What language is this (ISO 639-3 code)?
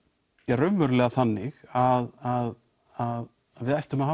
isl